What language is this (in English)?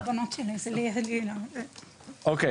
Hebrew